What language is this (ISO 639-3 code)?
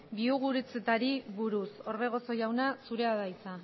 eus